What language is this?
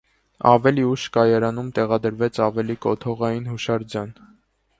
Armenian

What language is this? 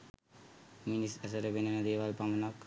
Sinhala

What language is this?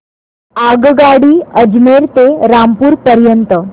Marathi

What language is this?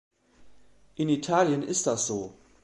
German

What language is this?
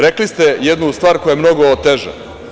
Serbian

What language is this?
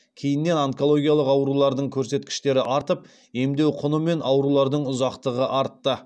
Kazakh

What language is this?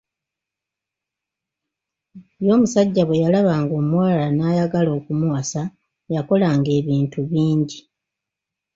Ganda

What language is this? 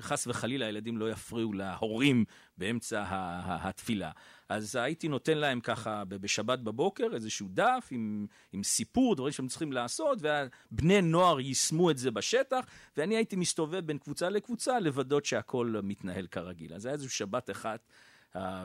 Hebrew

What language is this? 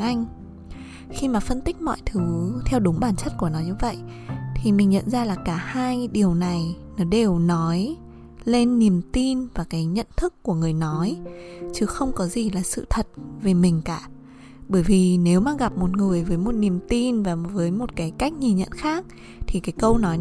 Vietnamese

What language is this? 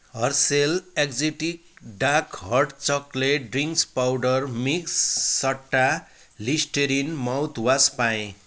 Nepali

